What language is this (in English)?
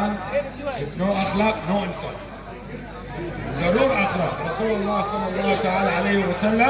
Arabic